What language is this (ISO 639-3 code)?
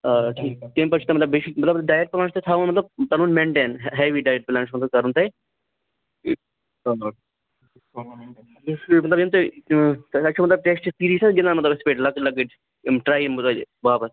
kas